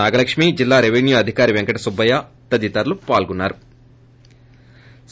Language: Telugu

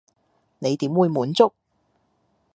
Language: Cantonese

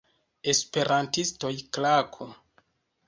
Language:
Esperanto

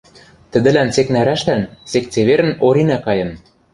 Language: Western Mari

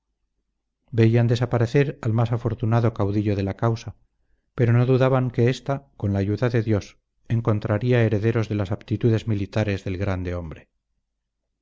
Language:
Spanish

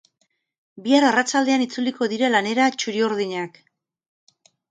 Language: Basque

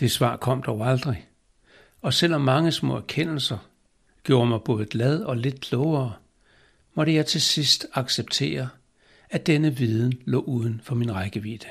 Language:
Danish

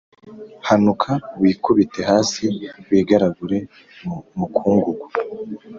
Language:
Kinyarwanda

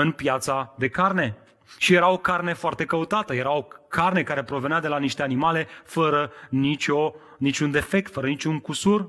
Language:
Romanian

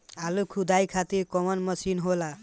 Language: Bhojpuri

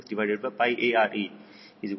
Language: Kannada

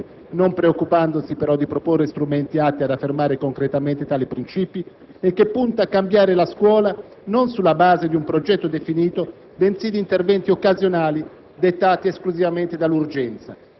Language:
Italian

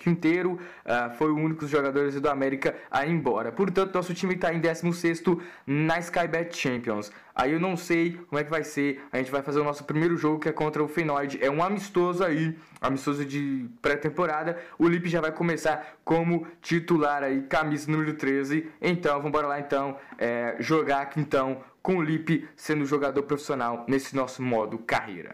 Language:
Portuguese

